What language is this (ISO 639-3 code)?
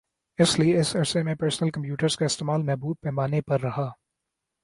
urd